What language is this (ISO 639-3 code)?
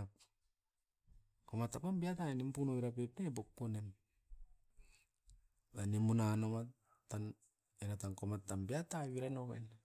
eiv